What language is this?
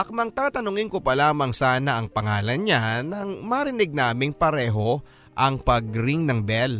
Filipino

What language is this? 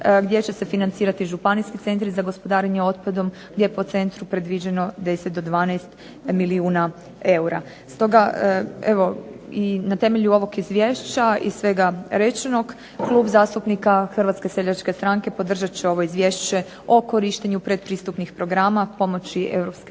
Croatian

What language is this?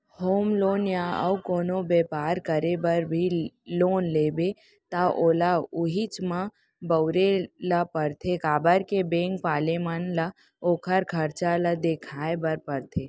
Chhattisgarhi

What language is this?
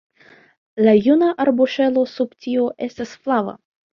Esperanto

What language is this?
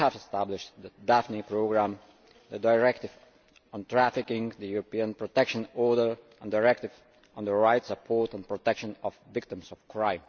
English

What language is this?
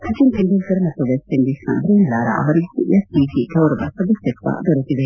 Kannada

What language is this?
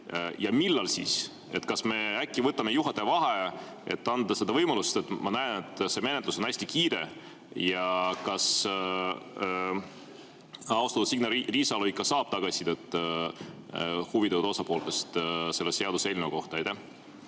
Estonian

